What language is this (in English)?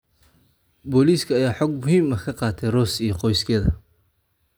Somali